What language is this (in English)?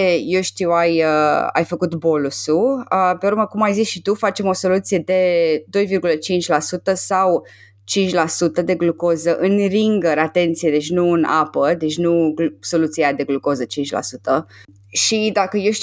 Romanian